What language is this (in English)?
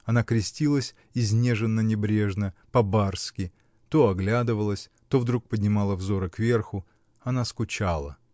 Russian